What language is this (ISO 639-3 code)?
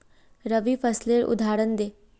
mag